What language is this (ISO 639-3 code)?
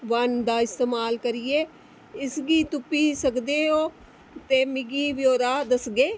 doi